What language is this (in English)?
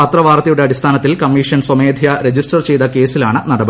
Malayalam